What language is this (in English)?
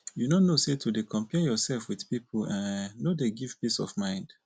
Nigerian Pidgin